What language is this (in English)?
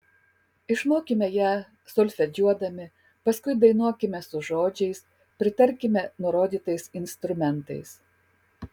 Lithuanian